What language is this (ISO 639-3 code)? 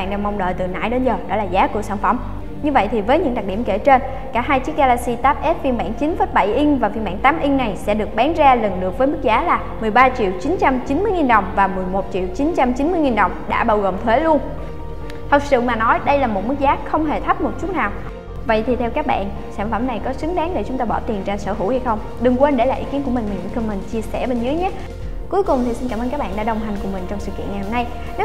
vie